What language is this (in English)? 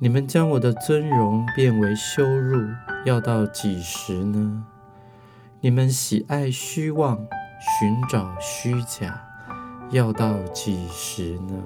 Chinese